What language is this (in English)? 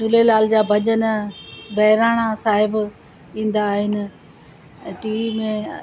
Sindhi